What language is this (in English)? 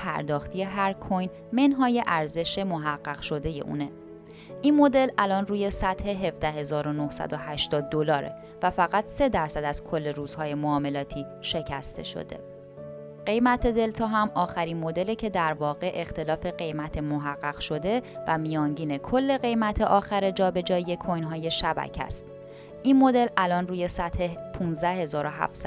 Persian